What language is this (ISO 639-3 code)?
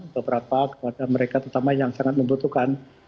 ind